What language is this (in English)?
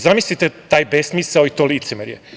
Serbian